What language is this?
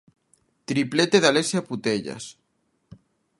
Galician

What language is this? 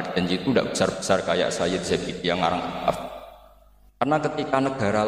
Indonesian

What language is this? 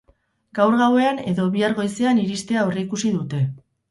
Basque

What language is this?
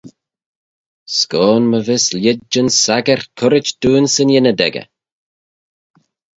Manx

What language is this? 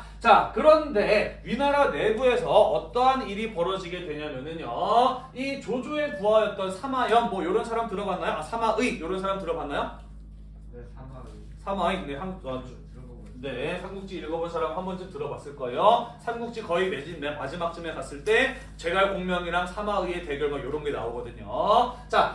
Korean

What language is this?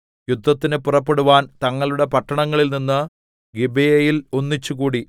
Malayalam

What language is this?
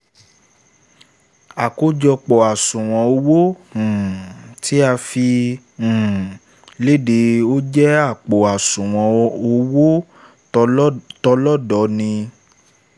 Yoruba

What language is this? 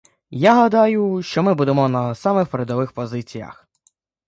Ukrainian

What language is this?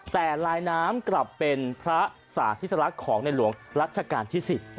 Thai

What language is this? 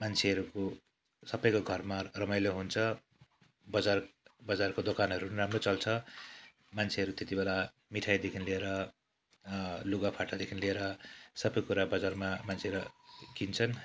Nepali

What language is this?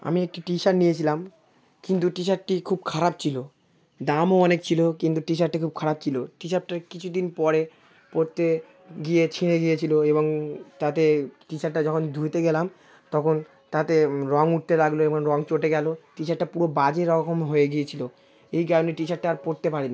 Bangla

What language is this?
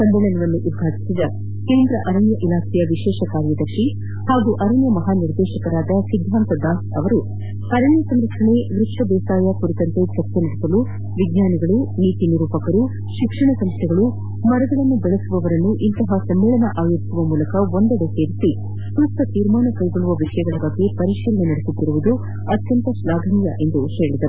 Kannada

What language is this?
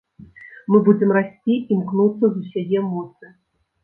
Belarusian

